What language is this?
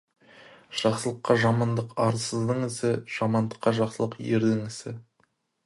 Kazakh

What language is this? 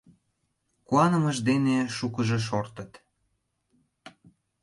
Mari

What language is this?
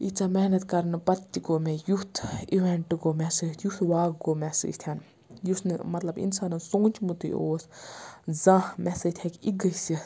Kashmiri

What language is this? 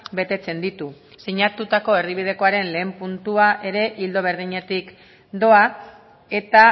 Basque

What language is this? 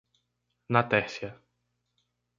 Portuguese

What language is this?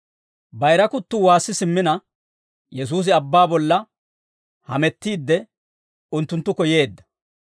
Dawro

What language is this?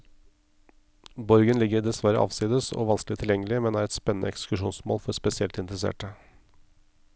Norwegian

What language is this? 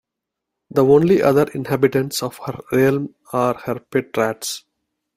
English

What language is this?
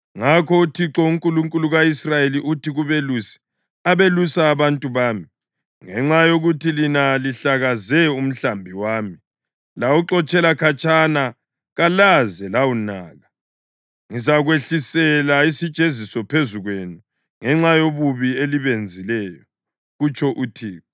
North Ndebele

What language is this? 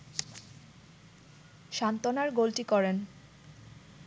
Bangla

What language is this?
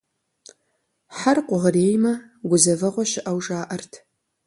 Kabardian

